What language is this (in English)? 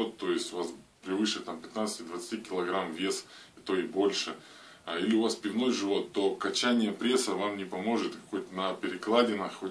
Russian